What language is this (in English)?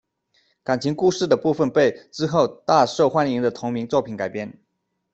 Chinese